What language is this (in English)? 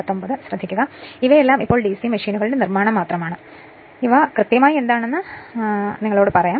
Malayalam